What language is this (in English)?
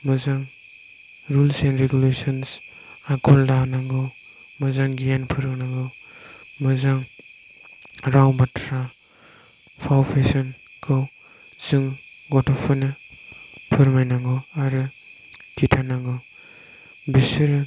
Bodo